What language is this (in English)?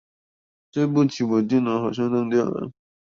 Chinese